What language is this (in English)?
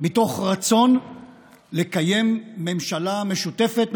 Hebrew